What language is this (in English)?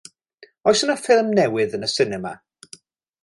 Welsh